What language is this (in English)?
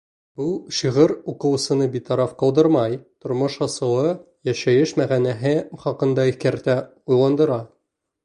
Bashkir